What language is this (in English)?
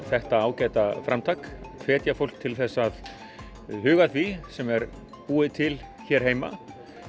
Icelandic